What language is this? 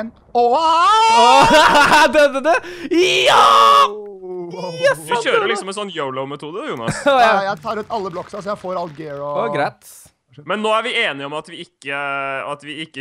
Norwegian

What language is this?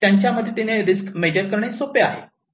Marathi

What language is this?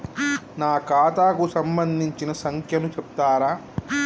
Telugu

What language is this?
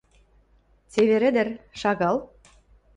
Western Mari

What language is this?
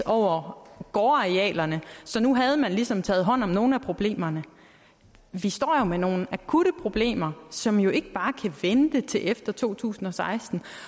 Danish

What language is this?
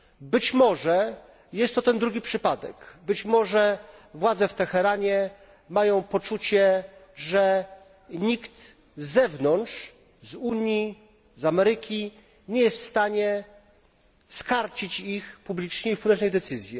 Polish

